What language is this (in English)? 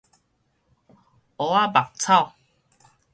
Min Nan Chinese